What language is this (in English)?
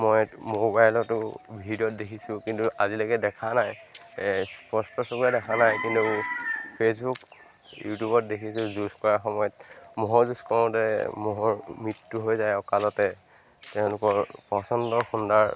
Assamese